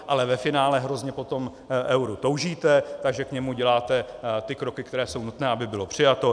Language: Czech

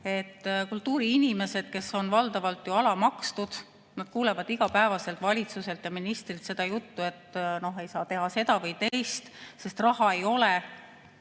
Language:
Estonian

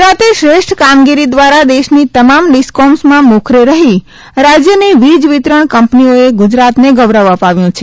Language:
Gujarati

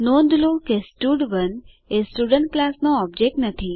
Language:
Gujarati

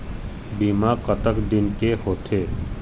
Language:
Chhattisgarhi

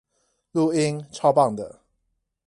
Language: Chinese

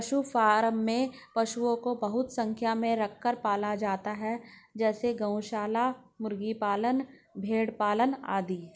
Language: Hindi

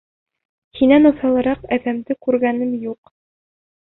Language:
Bashkir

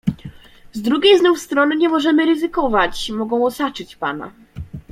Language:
Polish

